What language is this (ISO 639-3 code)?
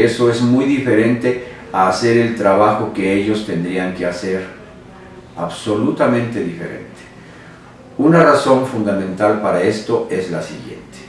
spa